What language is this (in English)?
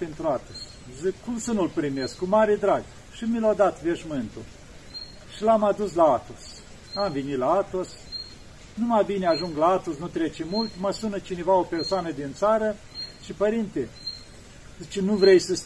Romanian